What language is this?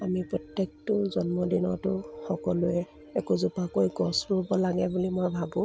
Assamese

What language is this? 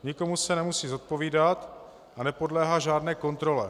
Czech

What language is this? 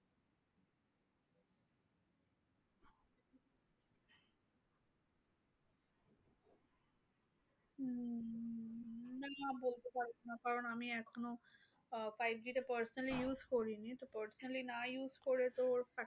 Bangla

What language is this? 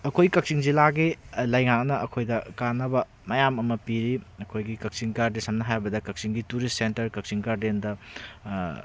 Manipuri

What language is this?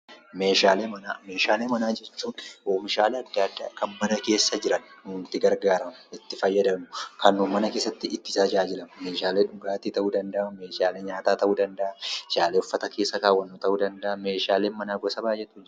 Oromo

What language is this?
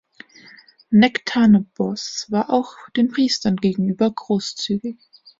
German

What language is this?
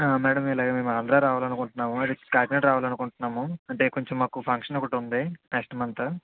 Telugu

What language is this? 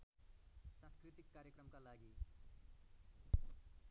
Nepali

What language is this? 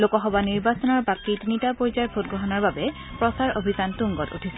Assamese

